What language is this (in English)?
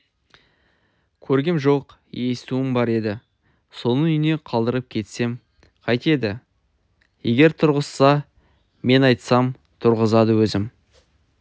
Kazakh